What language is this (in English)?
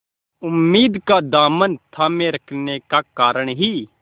Hindi